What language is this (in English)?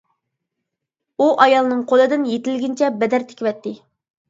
Uyghur